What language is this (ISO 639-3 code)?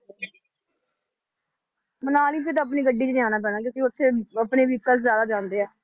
pan